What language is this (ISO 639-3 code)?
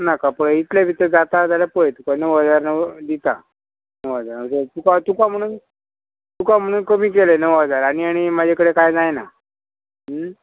kok